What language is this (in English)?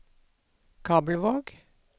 Norwegian